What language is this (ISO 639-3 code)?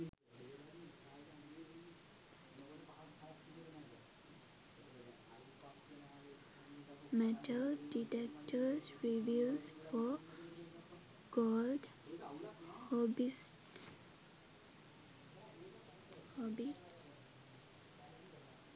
sin